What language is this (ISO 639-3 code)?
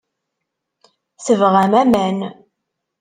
kab